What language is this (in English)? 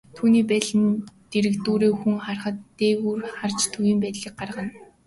Mongolian